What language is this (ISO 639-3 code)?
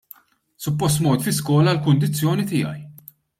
mlt